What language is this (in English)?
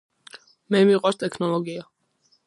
Georgian